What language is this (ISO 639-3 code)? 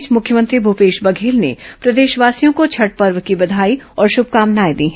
hin